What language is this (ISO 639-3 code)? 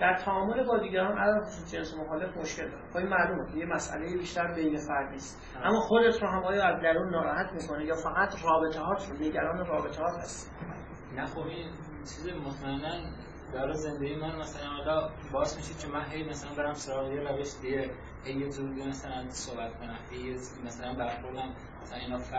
fas